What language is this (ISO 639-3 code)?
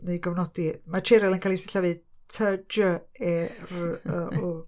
cym